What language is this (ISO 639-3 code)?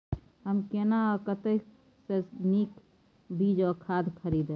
mai